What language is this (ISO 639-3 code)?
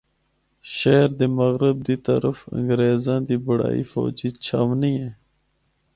hno